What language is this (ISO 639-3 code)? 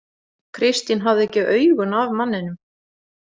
isl